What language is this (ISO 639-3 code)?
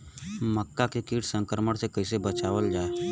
bho